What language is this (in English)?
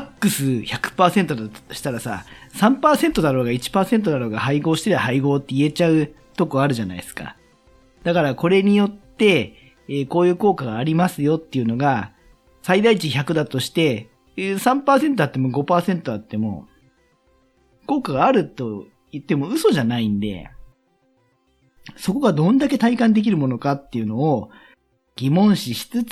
Japanese